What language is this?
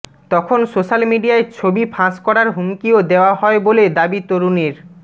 Bangla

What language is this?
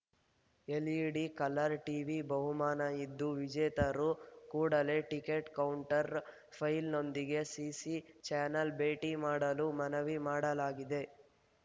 Kannada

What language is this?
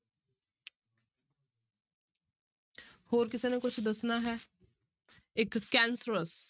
Punjabi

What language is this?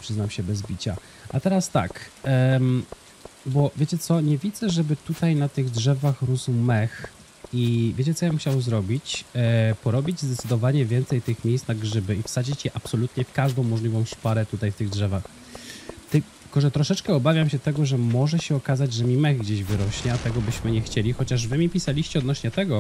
Polish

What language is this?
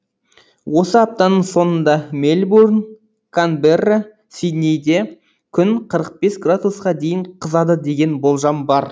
Kazakh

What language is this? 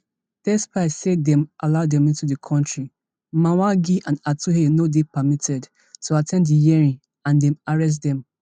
Nigerian Pidgin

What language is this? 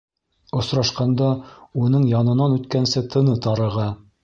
Bashkir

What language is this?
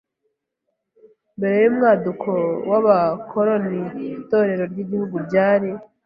Kinyarwanda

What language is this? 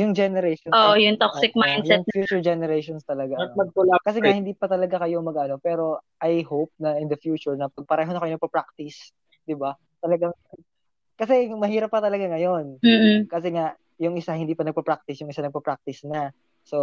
Filipino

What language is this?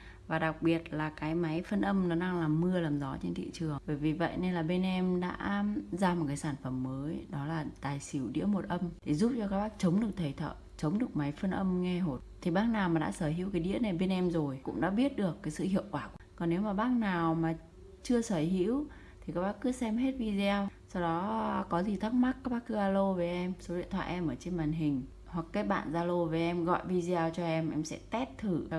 Vietnamese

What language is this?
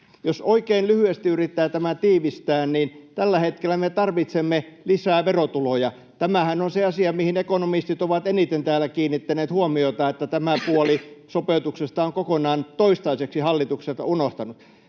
Finnish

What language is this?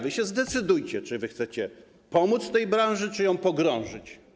Polish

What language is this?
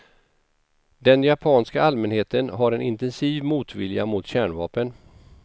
Swedish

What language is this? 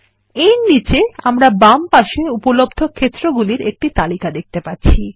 Bangla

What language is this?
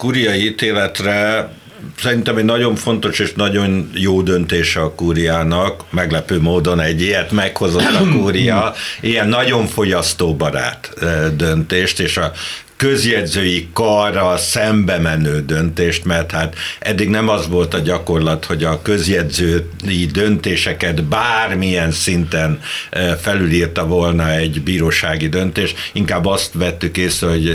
Hungarian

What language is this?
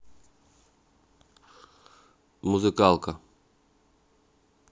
Russian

